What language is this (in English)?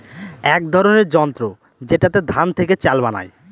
Bangla